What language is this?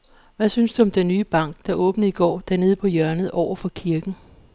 Danish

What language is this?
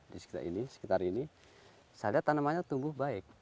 Indonesian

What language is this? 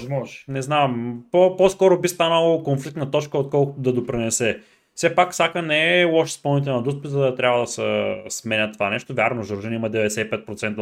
Bulgarian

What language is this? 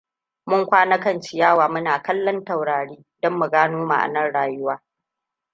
Hausa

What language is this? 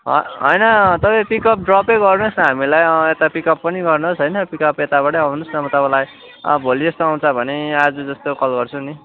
Nepali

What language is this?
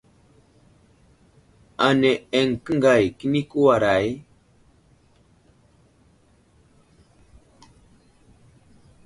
Wuzlam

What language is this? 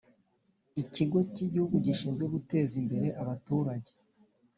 Kinyarwanda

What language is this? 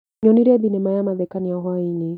Kikuyu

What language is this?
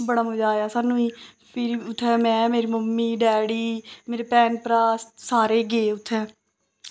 Dogri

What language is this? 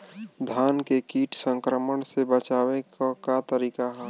Bhojpuri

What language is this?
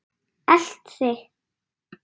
Icelandic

